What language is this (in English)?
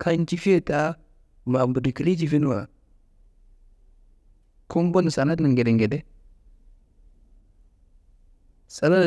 Kanembu